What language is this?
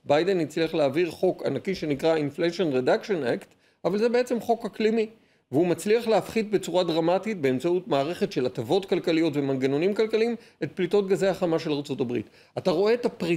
Hebrew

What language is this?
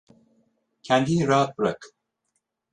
Turkish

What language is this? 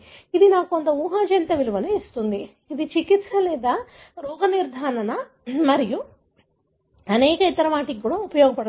Telugu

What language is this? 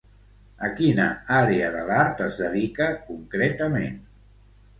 Catalan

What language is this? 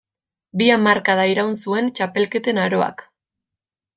Basque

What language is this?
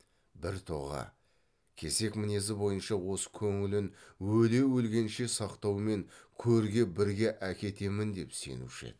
Kazakh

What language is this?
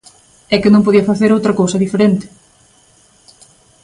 Galician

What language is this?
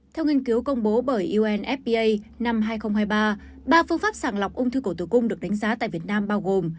Vietnamese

